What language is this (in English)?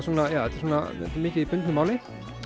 Icelandic